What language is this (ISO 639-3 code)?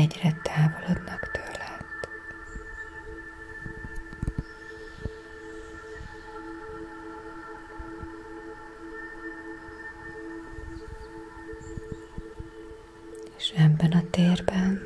hun